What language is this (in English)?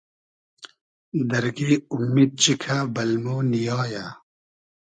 Hazaragi